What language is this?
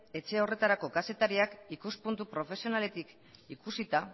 Basque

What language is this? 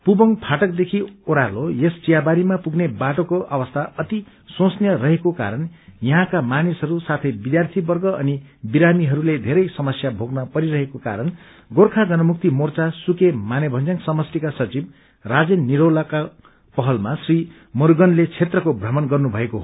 Nepali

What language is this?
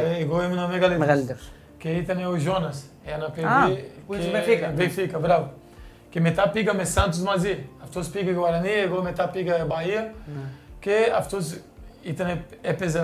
Greek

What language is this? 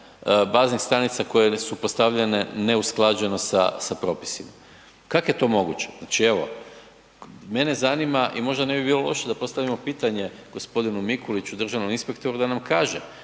Croatian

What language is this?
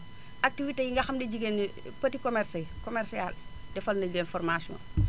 Wolof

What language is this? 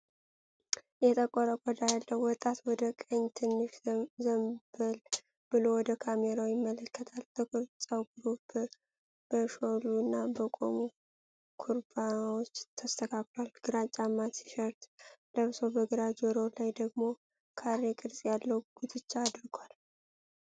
Amharic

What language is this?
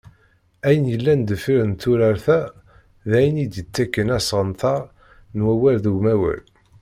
Kabyle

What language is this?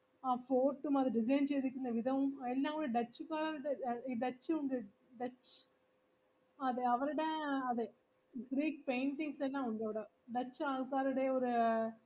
Malayalam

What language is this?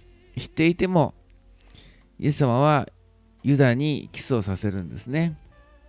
Japanese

